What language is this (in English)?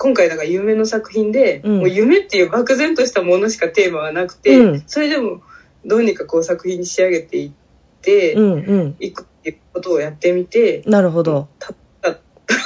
Japanese